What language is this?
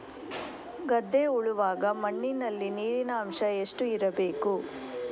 Kannada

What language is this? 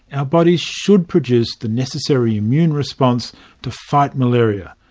English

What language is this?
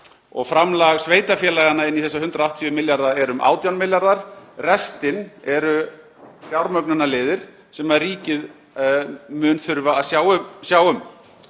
Icelandic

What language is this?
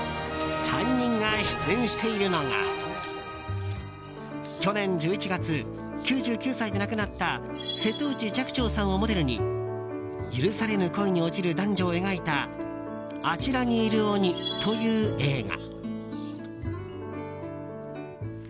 Japanese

